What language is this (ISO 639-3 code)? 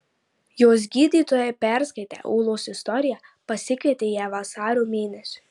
lit